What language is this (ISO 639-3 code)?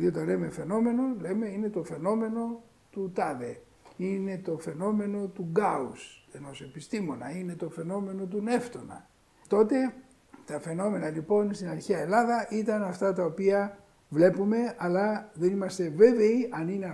ell